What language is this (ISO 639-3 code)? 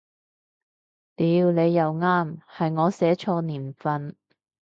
yue